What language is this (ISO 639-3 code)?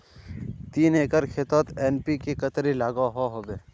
mag